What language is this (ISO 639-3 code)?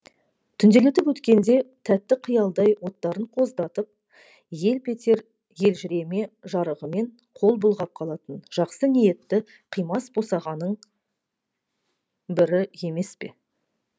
kaz